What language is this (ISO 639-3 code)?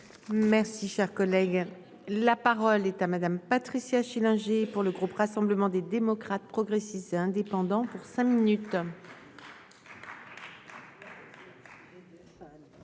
fra